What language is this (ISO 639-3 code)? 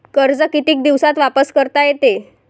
mar